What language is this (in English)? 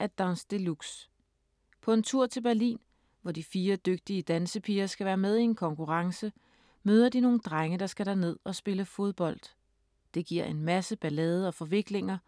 Danish